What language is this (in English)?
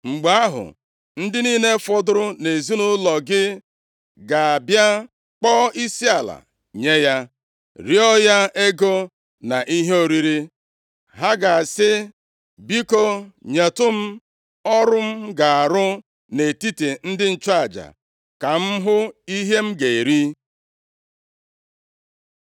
Igbo